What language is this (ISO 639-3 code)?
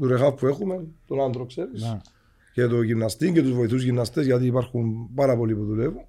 ell